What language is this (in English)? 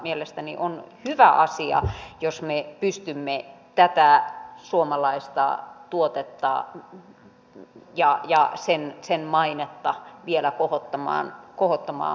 Finnish